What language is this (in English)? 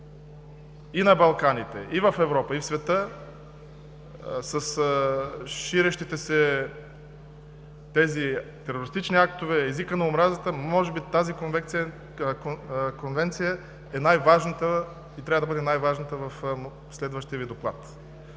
Bulgarian